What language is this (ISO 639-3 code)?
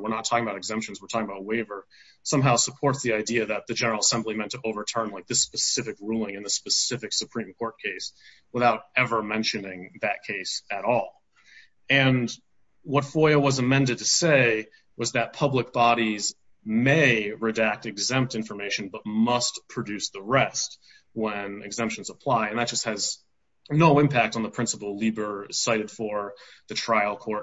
eng